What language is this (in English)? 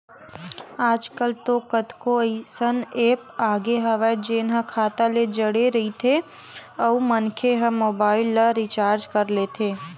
Chhattisgarhi